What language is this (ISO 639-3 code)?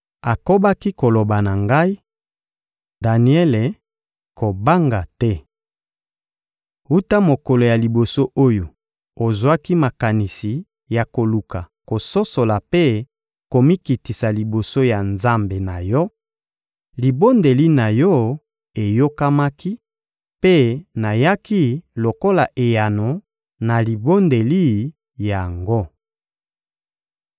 lin